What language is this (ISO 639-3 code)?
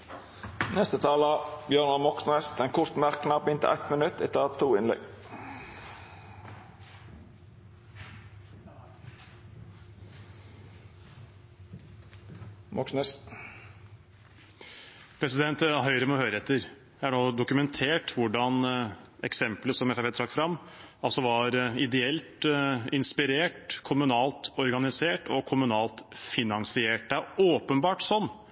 nor